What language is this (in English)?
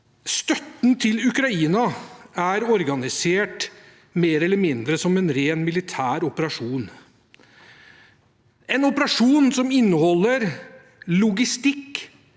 Norwegian